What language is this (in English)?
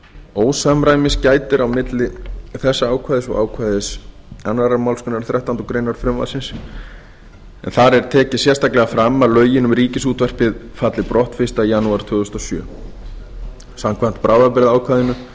Icelandic